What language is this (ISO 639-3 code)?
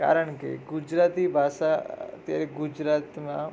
guj